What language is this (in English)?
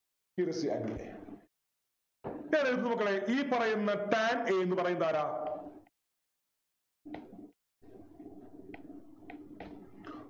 Malayalam